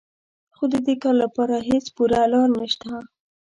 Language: Pashto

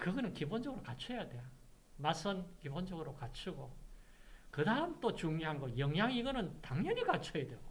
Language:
Korean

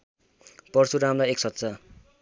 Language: Nepali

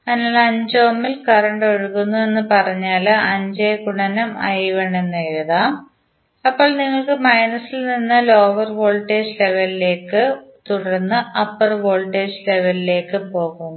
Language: Malayalam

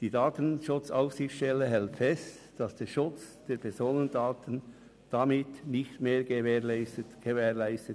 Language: Swiss German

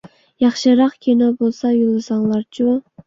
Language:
Uyghur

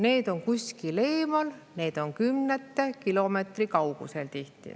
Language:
Estonian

